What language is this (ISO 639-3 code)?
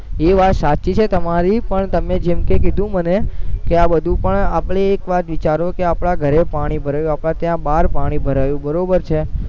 guj